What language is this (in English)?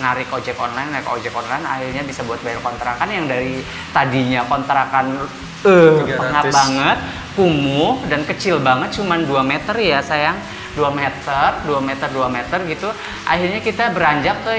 Indonesian